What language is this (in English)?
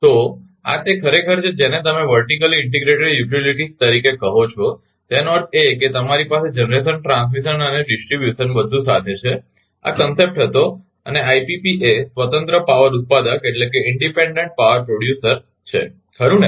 Gujarati